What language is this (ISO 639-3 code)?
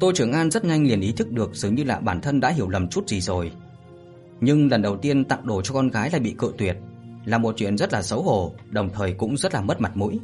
vie